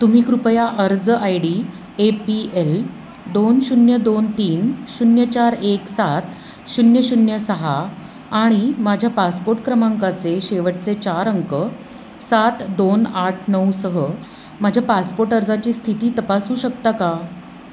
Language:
Marathi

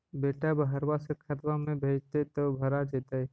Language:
Magahi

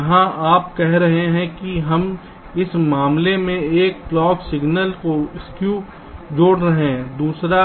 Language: Hindi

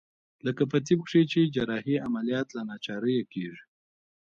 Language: Pashto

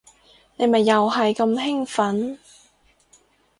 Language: Cantonese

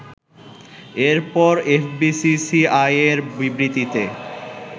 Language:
Bangla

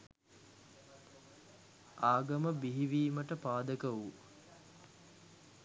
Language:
Sinhala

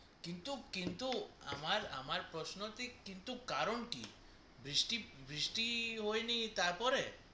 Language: Bangla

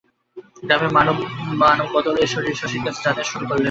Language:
Bangla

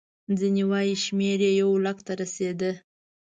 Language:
Pashto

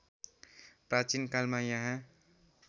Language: Nepali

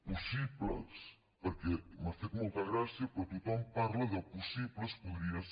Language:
Catalan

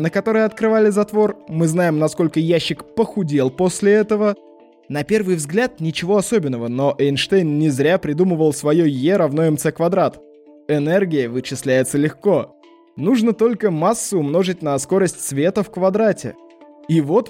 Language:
Russian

